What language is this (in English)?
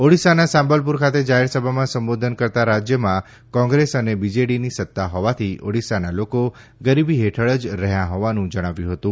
Gujarati